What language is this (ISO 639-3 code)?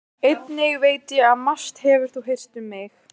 isl